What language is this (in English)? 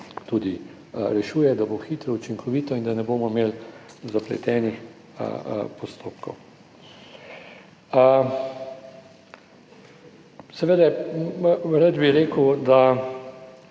Slovenian